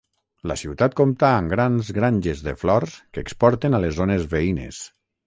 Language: Catalan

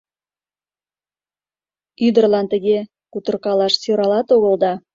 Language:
Mari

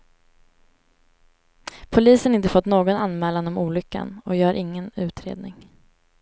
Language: Swedish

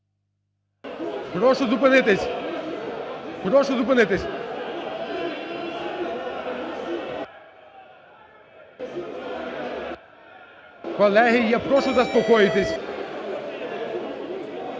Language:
Ukrainian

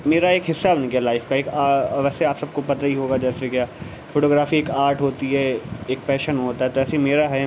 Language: Urdu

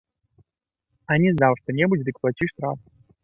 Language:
Belarusian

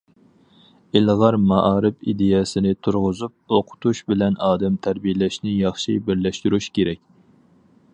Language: Uyghur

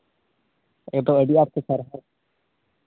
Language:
Santali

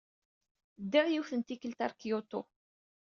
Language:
Kabyle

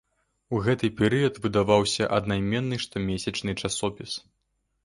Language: Belarusian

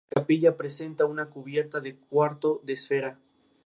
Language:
Spanish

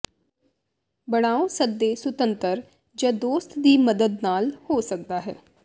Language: Punjabi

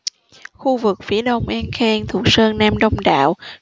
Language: Vietnamese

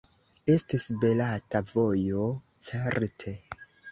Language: Esperanto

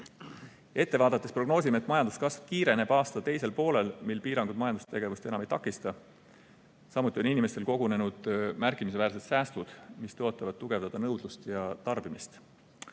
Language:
Estonian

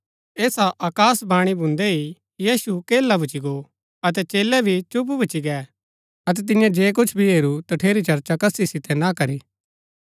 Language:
Gaddi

